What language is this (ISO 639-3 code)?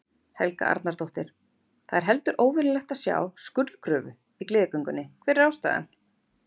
isl